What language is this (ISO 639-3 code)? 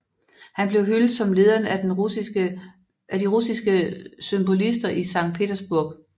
dan